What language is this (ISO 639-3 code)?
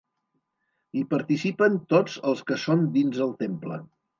cat